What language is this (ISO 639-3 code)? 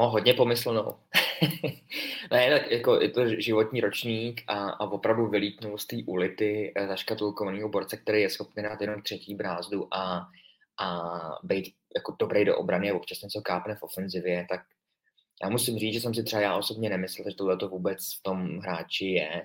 ces